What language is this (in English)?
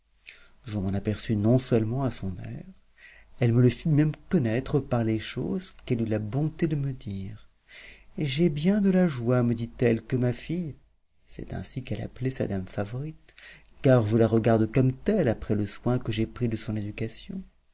French